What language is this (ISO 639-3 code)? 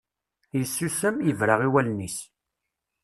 kab